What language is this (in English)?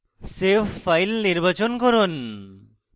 Bangla